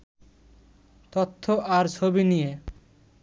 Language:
Bangla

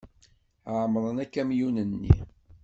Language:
Kabyle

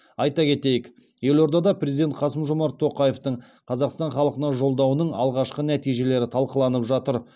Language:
Kazakh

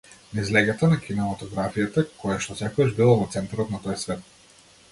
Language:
Macedonian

